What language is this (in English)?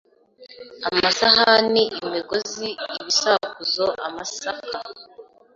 Kinyarwanda